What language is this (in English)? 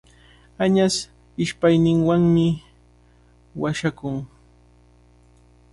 Cajatambo North Lima Quechua